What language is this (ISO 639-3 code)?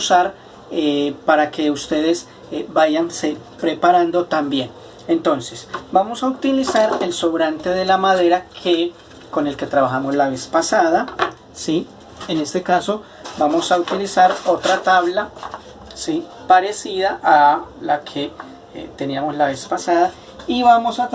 spa